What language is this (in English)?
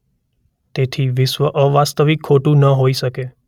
Gujarati